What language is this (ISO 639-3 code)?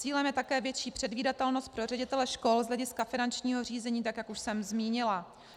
ces